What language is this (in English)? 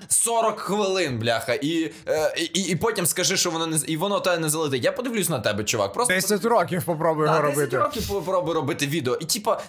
Ukrainian